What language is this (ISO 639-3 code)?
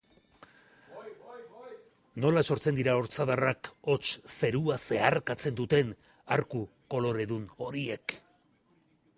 eus